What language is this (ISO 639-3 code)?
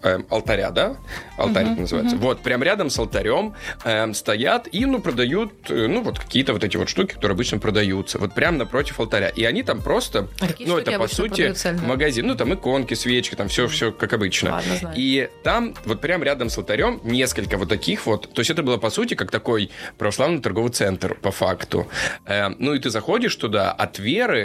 rus